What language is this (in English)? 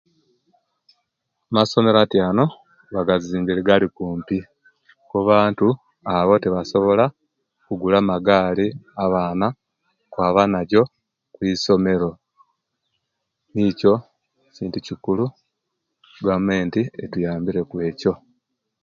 Kenyi